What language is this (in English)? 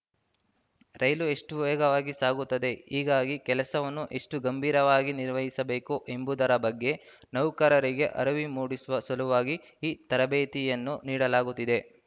Kannada